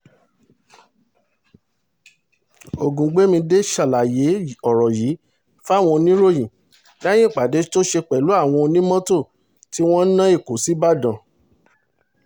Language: Yoruba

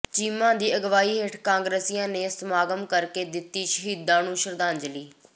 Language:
Punjabi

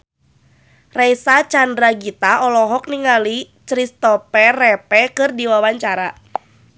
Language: Sundanese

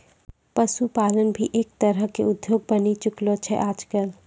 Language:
Maithili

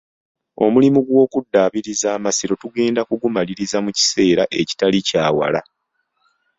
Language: Ganda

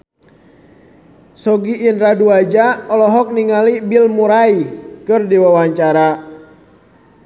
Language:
Sundanese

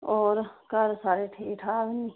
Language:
Dogri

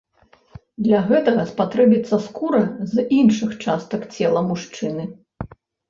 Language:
Belarusian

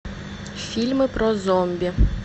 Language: Russian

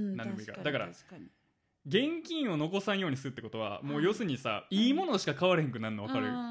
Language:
Japanese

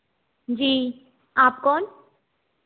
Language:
Hindi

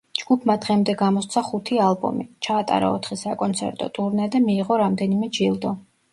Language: Georgian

